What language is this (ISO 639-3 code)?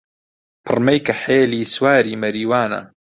ckb